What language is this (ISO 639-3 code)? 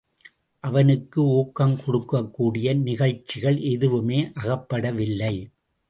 tam